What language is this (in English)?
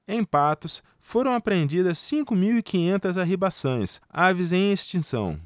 Portuguese